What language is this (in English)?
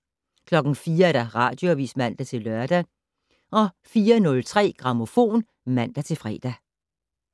Danish